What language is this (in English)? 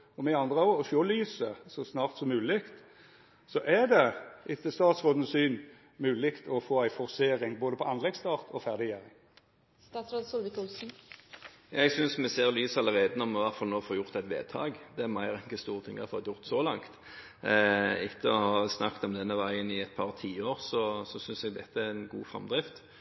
Norwegian